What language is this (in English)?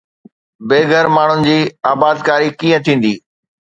Sindhi